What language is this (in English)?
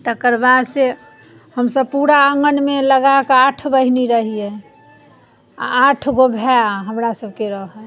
Maithili